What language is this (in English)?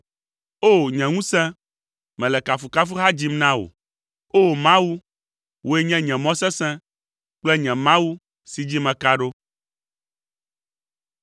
Ewe